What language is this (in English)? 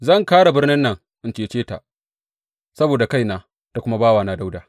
Hausa